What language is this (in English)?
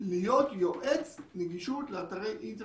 Hebrew